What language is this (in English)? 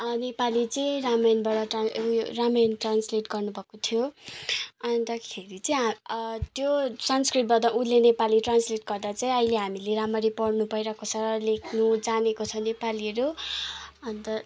Nepali